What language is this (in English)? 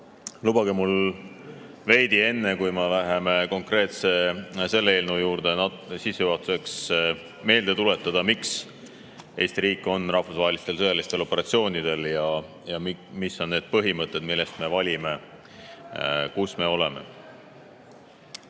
Estonian